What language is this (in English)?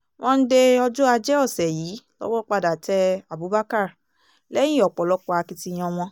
Yoruba